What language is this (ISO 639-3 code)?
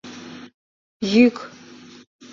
chm